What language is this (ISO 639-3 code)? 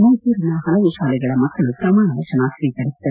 kan